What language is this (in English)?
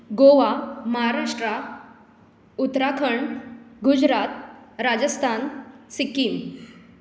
Konkani